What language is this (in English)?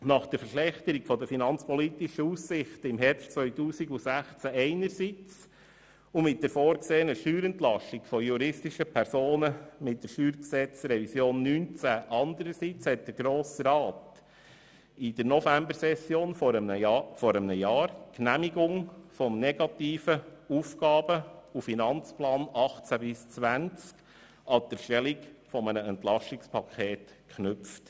Swiss German